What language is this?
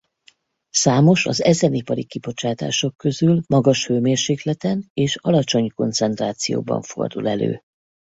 Hungarian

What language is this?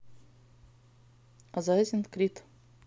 Russian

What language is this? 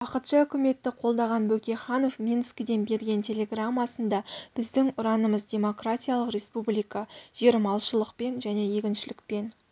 Kazakh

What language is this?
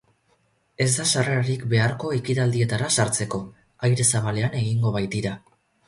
Basque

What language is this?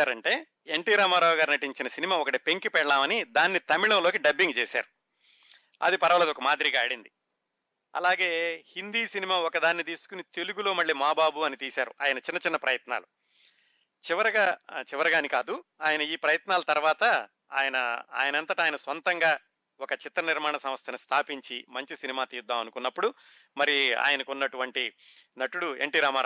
Telugu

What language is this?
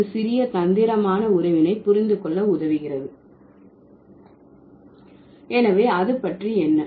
Tamil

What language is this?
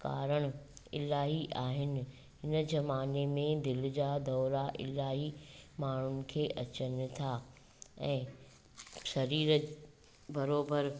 Sindhi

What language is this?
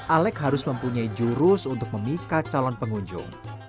Indonesian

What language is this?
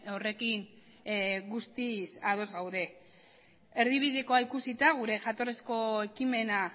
Basque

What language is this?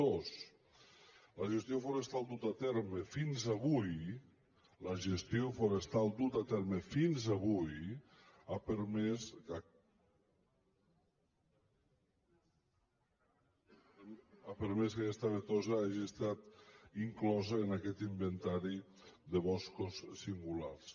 Catalan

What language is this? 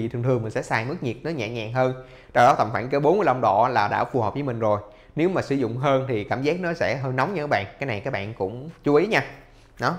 Vietnamese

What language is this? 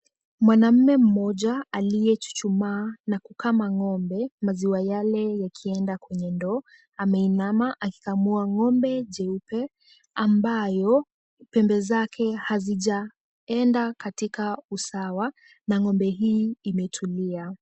Swahili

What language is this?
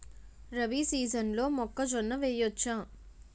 Telugu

